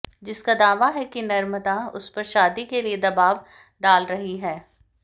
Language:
Hindi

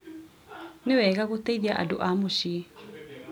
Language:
Kikuyu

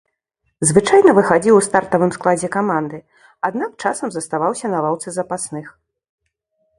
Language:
Belarusian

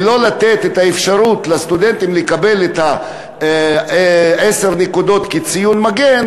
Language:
Hebrew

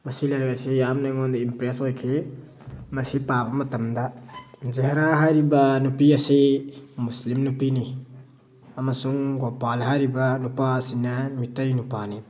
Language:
Manipuri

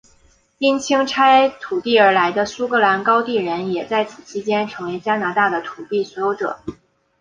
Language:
Chinese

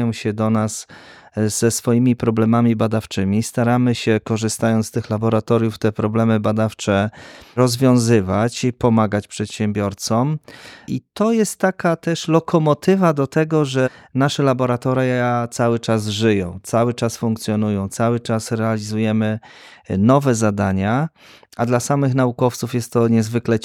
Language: Polish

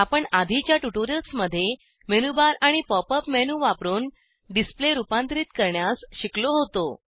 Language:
Marathi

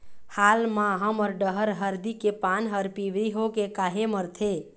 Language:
Chhattisgarhi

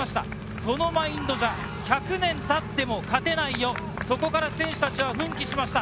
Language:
Japanese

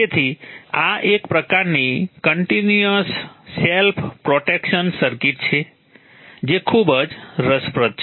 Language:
Gujarati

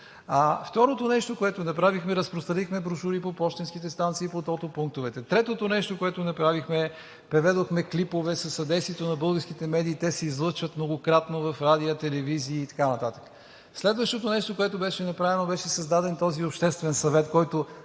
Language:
Bulgarian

